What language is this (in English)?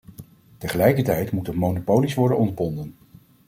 Dutch